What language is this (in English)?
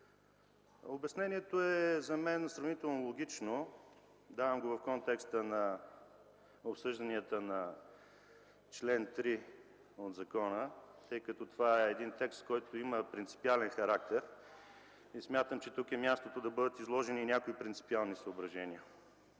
Bulgarian